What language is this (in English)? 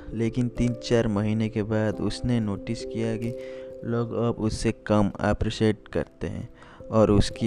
Hindi